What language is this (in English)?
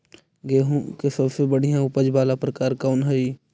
Magahi